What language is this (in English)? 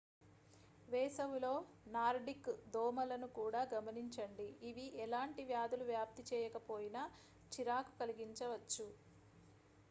Telugu